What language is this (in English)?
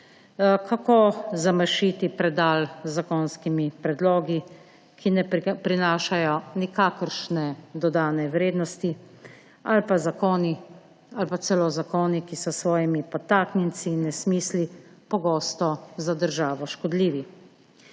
Slovenian